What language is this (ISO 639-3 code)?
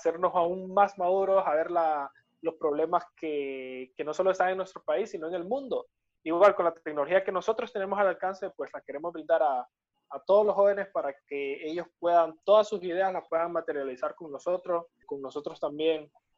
spa